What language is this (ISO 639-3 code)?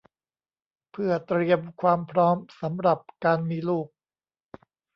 tha